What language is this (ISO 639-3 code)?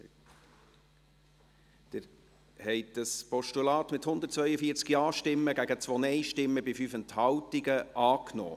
gsw